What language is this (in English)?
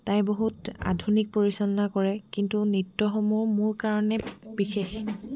Assamese